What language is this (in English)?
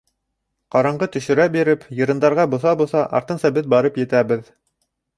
Bashkir